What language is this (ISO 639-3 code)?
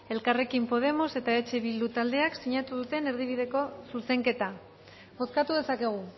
eus